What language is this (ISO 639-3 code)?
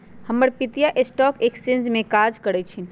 mag